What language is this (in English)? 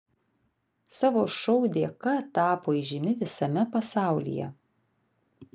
Lithuanian